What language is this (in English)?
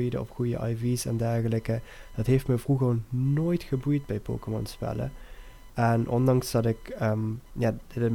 Dutch